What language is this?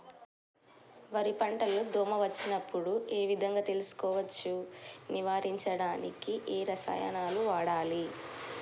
Telugu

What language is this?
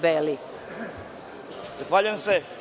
Serbian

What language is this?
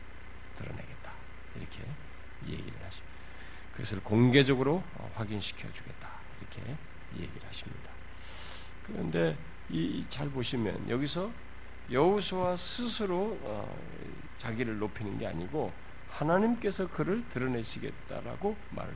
Korean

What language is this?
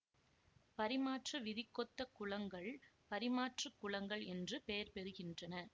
Tamil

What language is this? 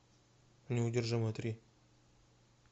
Russian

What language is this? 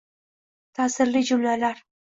Uzbek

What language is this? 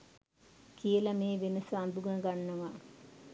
Sinhala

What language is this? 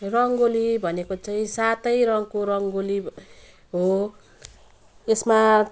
Nepali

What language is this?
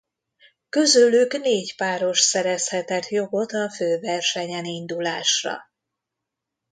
Hungarian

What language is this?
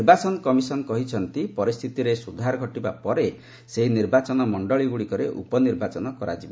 Odia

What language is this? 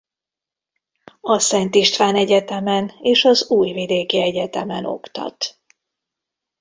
Hungarian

